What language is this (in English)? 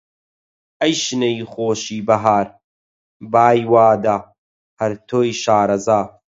Central Kurdish